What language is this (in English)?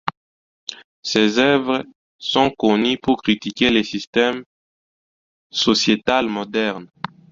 French